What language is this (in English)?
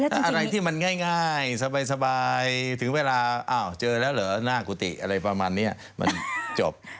Thai